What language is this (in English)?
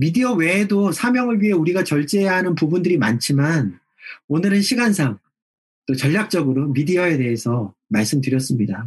Korean